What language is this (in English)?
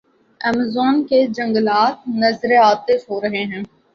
Urdu